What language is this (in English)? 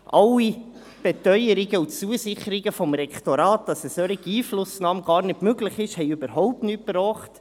Swiss German